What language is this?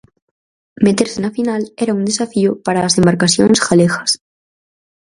Galician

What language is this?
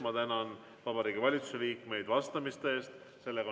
Estonian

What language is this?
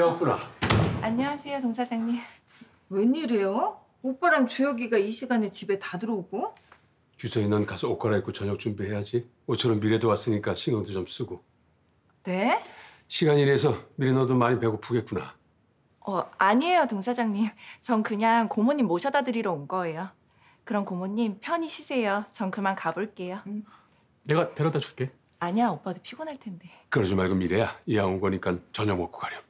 Korean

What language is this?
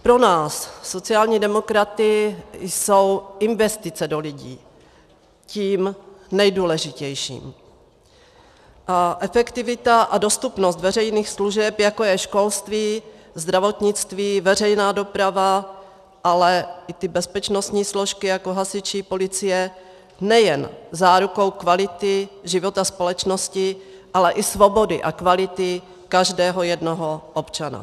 Czech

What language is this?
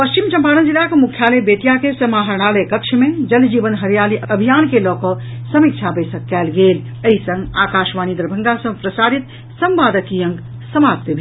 Maithili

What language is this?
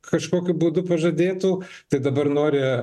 Lithuanian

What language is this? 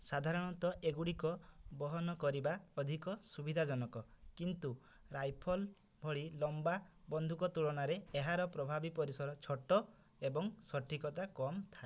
Odia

